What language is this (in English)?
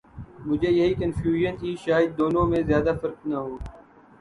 Urdu